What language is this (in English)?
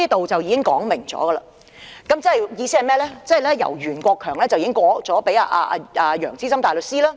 Cantonese